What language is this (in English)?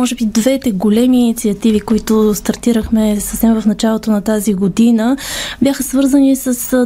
Bulgarian